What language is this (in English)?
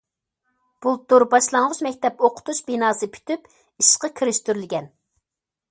Uyghur